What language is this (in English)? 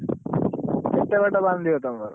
Odia